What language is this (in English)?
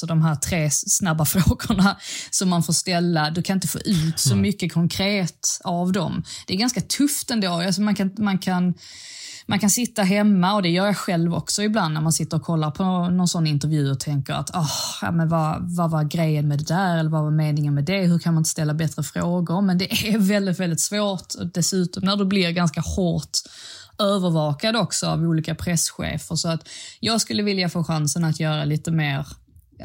Swedish